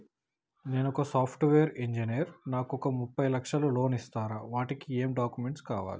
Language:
Telugu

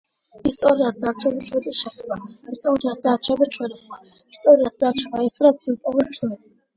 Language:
Georgian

